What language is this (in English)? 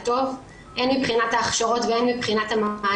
Hebrew